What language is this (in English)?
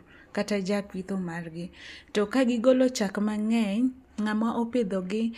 Luo (Kenya and Tanzania)